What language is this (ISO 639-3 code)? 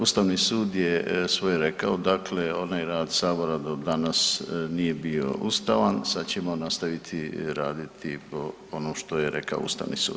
hrv